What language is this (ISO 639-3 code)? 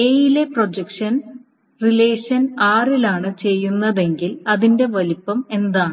mal